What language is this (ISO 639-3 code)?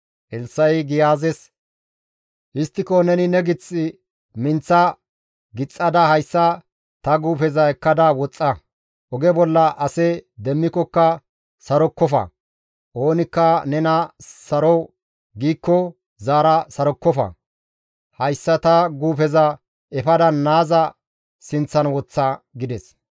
gmv